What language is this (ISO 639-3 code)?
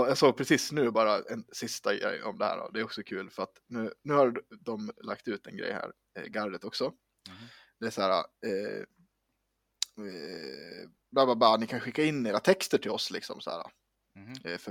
swe